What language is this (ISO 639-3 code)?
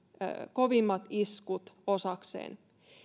fin